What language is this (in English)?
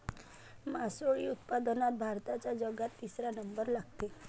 Marathi